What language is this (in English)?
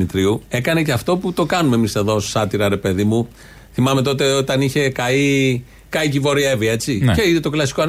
Greek